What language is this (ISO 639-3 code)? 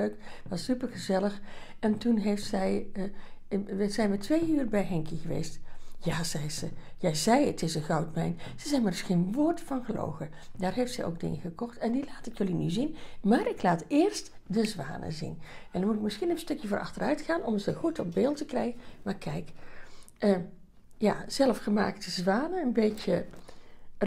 nld